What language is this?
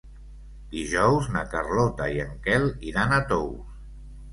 Catalan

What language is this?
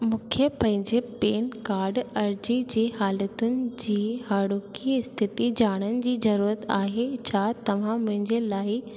Sindhi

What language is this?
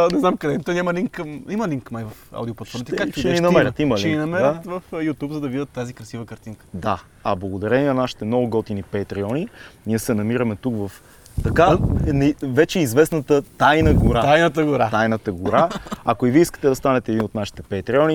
Bulgarian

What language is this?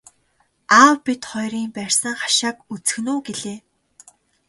Mongolian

